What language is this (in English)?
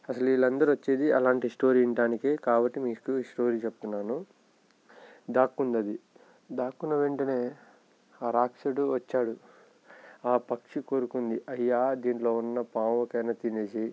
Telugu